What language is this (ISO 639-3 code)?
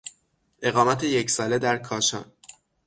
fas